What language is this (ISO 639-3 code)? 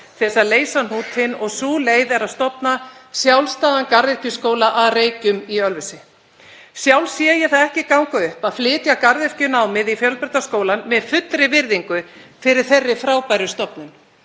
isl